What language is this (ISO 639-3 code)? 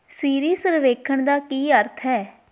pan